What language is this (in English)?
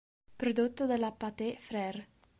Italian